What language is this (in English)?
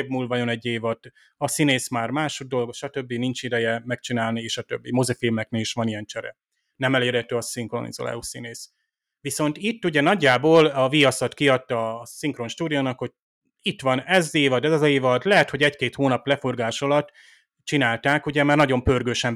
Hungarian